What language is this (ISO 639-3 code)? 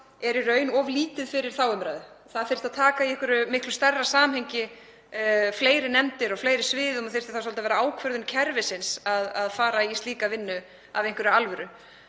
isl